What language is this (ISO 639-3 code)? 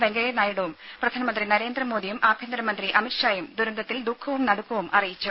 mal